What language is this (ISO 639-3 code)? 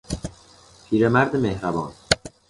fas